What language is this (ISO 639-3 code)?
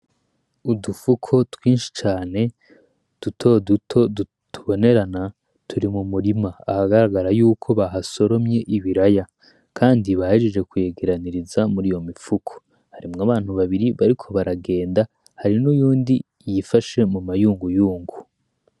run